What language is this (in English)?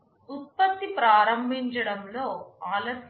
Telugu